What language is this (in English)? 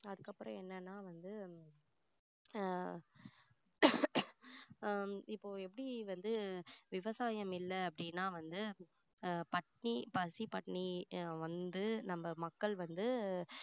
Tamil